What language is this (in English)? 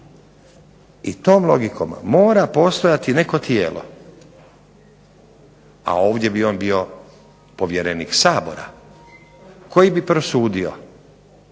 Croatian